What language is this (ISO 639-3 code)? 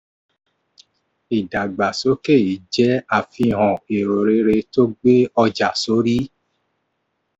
yor